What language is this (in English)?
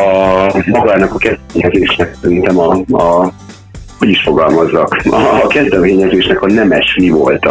Hungarian